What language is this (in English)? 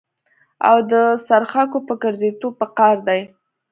Pashto